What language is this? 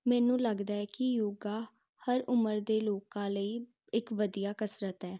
Punjabi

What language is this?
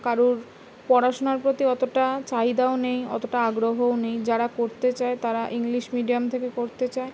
Bangla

